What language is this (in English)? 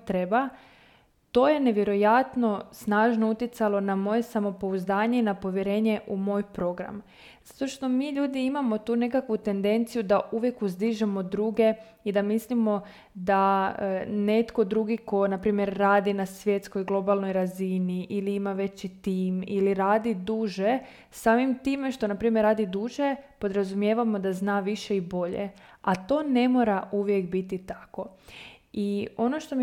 Croatian